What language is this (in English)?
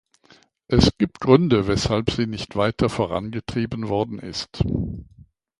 German